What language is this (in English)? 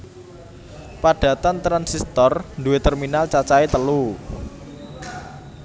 Javanese